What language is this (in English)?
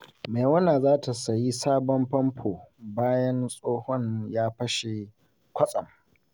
Hausa